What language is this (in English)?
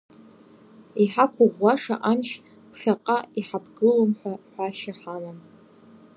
Abkhazian